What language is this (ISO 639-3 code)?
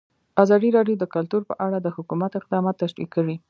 pus